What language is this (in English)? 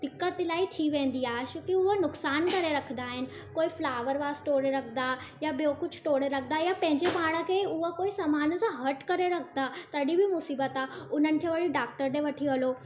Sindhi